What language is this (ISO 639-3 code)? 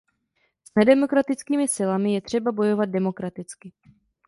ces